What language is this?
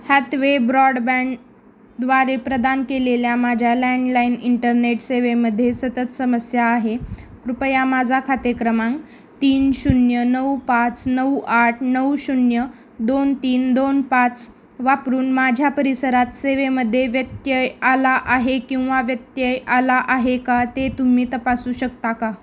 Marathi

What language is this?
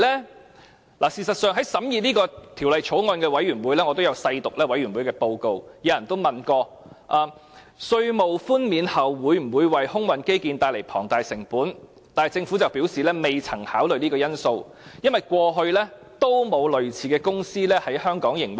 Cantonese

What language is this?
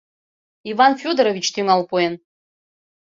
Mari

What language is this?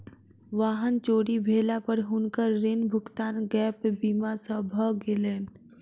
Maithili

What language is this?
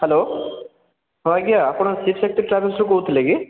Odia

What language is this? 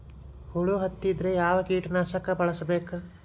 Kannada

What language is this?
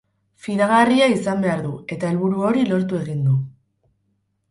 Basque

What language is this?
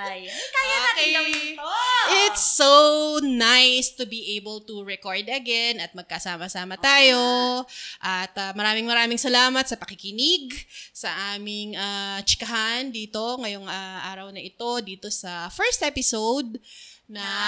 Filipino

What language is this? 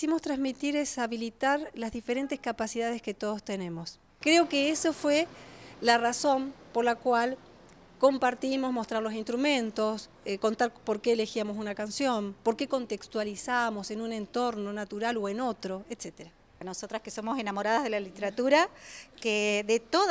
Spanish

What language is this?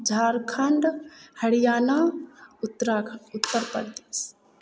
Maithili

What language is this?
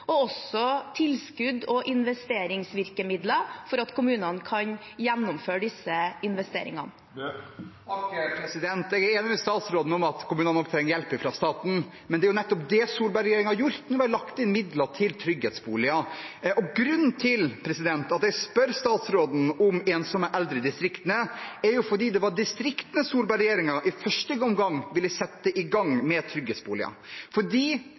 Norwegian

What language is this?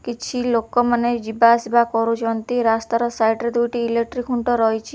Odia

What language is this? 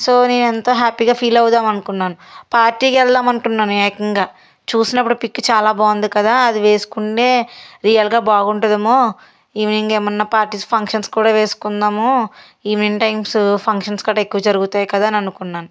Telugu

